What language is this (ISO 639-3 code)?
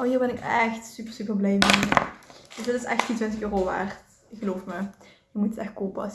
nld